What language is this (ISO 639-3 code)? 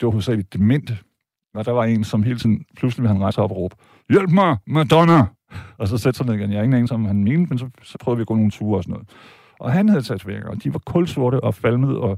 dan